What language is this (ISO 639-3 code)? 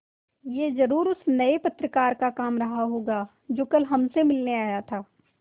hin